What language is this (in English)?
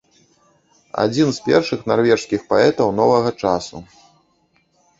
Belarusian